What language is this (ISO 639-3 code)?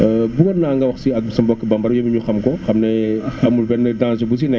wol